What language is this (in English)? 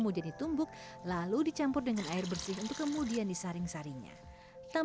Indonesian